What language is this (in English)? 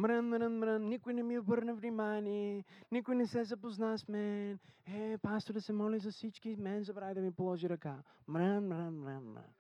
Bulgarian